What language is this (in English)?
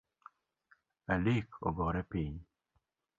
Luo (Kenya and Tanzania)